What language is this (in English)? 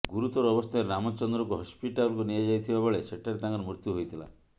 Odia